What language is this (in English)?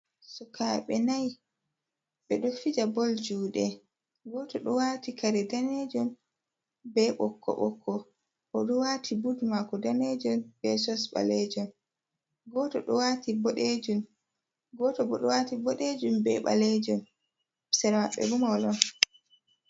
Fula